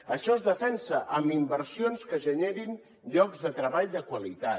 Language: Catalan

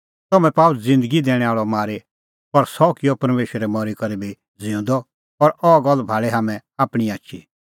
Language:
Kullu Pahari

